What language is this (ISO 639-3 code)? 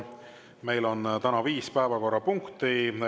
est